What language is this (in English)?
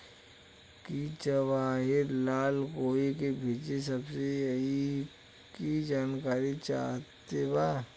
Bhojpuri